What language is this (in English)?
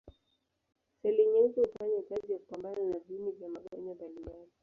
Swahili